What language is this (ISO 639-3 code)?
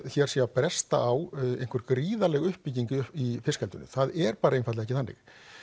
isl